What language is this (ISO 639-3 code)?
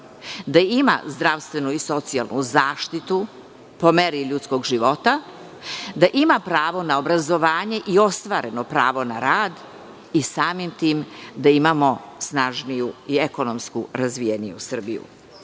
srp